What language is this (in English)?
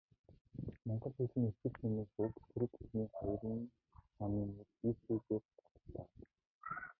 Mongolian